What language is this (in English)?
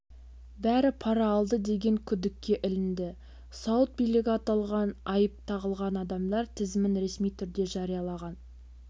Kazakh